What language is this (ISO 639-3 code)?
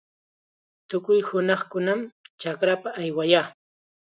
qxa